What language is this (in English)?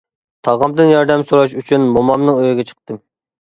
Uyghur